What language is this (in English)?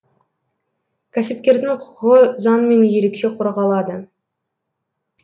Kazakh